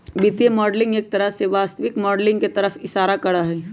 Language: Magahi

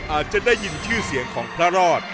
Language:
Thai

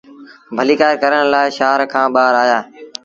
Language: Sindhi Bhil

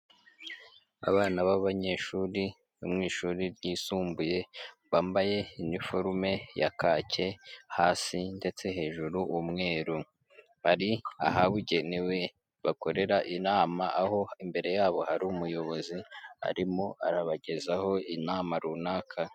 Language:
Kinyarwanda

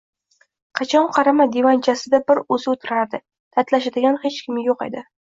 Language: Uzbek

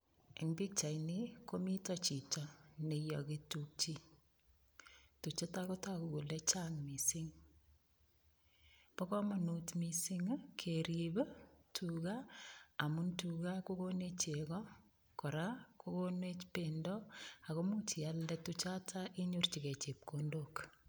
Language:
Kalenjin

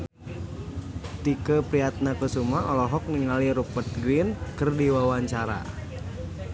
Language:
Sundanese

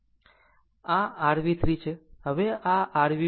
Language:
Gujarati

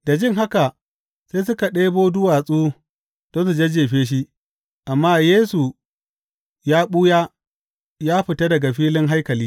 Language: Hausa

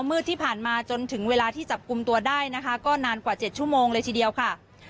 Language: Thai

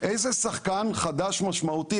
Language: Hebrew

